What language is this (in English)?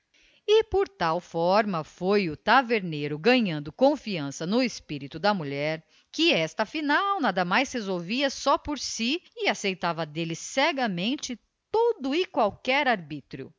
Portuguese